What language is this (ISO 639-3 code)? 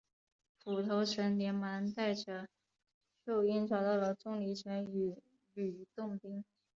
zho